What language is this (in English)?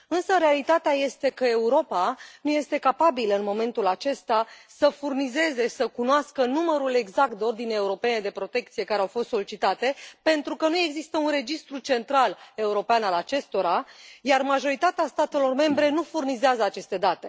Romanian